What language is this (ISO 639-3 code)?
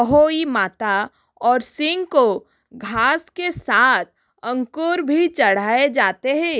hin